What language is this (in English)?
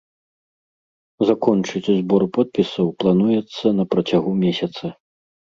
Belarusian